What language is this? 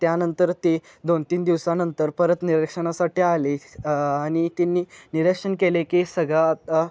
Marathi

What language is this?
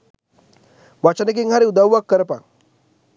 Sinhala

